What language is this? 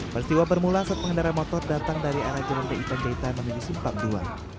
Indonesian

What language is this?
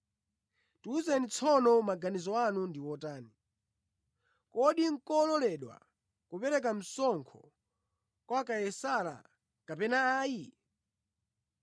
Nyanja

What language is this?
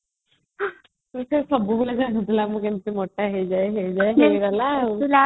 Odia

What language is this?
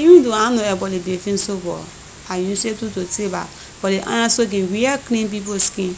Liberian English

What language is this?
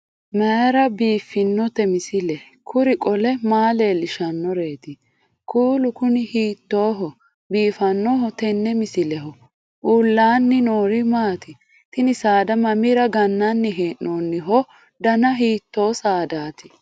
Sidamo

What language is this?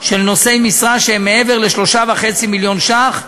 Hebrew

